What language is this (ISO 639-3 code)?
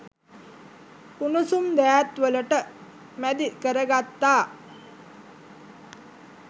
sin